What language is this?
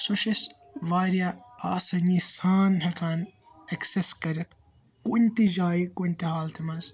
Kashmiri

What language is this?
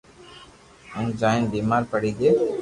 Loarki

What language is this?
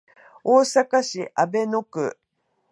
Japanese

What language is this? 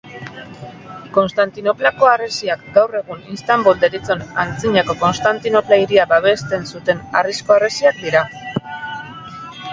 Basque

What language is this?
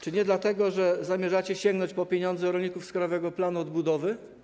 Polish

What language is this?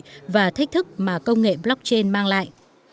Vietnamese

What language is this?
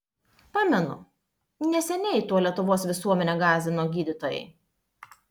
Lithuanian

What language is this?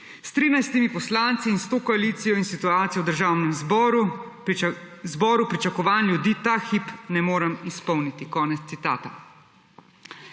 Slovenian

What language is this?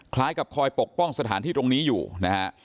Thai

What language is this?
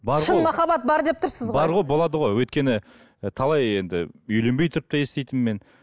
Kazakh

